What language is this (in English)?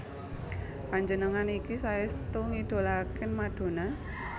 Javanese